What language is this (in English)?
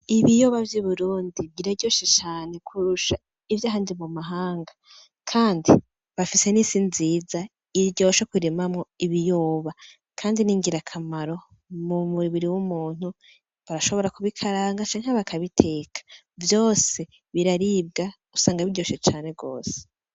Rundi